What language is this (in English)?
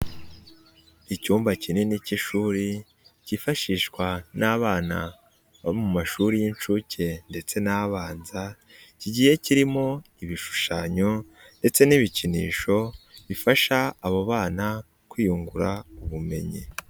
Kinyarwanda